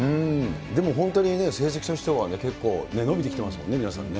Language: Japanese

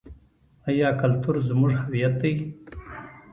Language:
Pashto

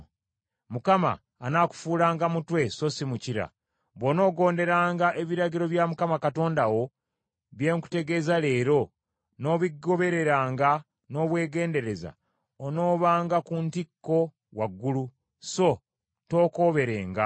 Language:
Ganda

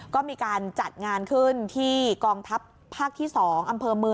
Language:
Thai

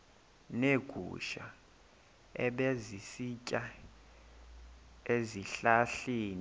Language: Xhosa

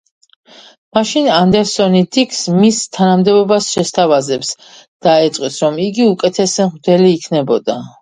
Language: Georgian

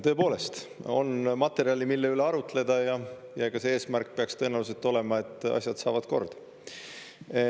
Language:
Estonian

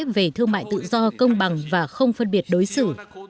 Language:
Vietnamese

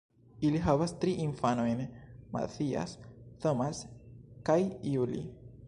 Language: Esperanto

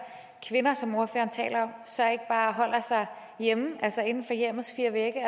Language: Danish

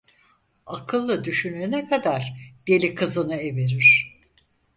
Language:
Turkish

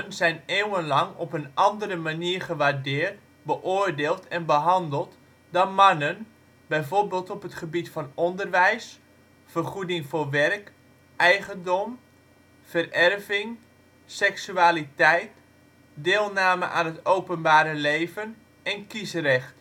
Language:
Dutch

